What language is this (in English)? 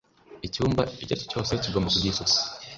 Kinyarwanda